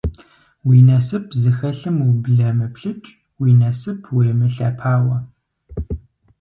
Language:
Kabardian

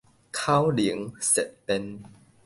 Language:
Min Nan Chinese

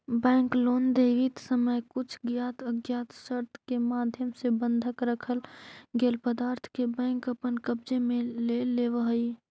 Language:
Magahi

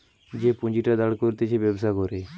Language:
Bangla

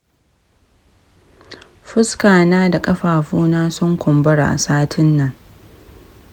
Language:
Hausa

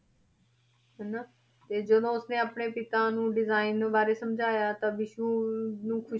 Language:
Punjabi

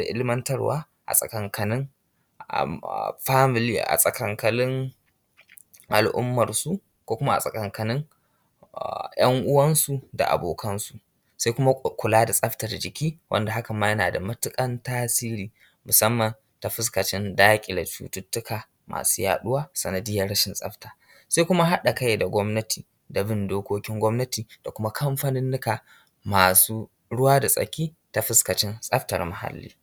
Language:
Hausa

